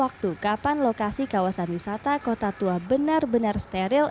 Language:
Indonesian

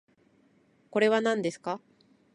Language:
Japanese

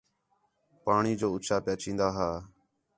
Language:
Khetrani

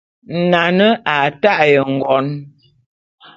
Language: Bulu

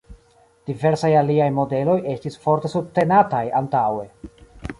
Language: Esperanto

